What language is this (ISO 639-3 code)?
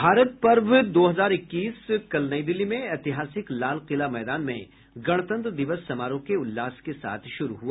hin